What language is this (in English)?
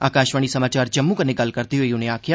Dogri